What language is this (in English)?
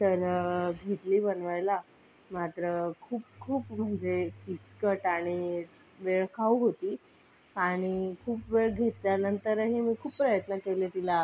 Marathi